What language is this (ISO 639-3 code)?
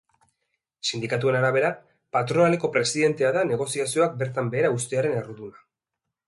eus